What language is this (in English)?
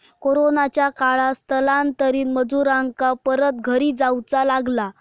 Marathi